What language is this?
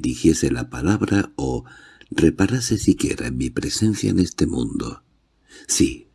Spanish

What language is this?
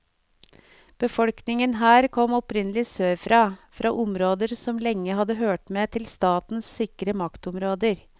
Norwegian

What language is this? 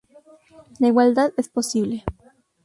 Spanish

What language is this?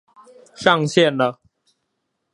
Chinese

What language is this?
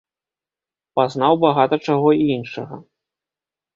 Belarusian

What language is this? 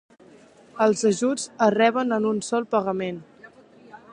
Catalan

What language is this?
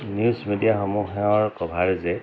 Assamese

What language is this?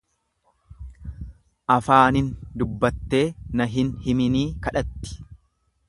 Oromo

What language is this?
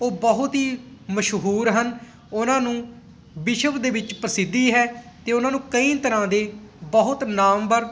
Punjabi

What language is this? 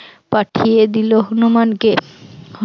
Bangla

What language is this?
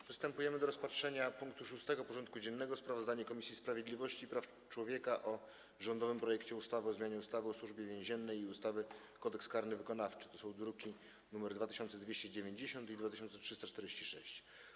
Polish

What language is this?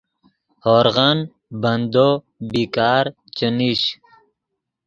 Yidgha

